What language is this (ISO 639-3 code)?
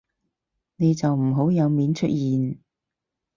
yue